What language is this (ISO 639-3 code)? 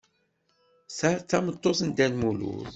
kab